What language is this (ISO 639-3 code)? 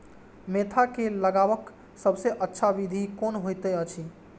mai